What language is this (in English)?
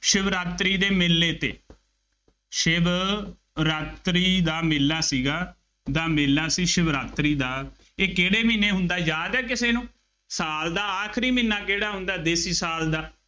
Punjabi